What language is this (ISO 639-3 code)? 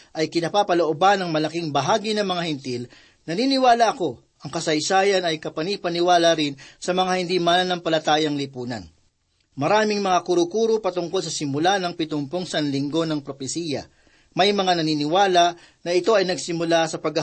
fil